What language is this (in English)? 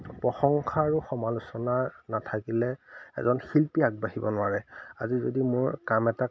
Assamese